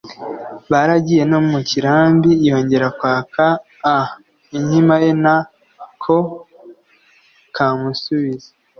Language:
Kinyarwanda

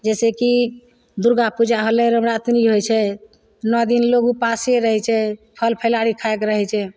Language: Maithili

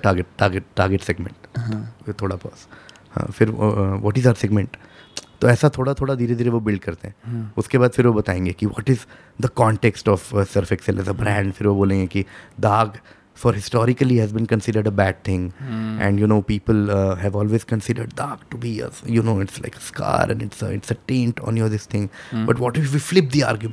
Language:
Hindi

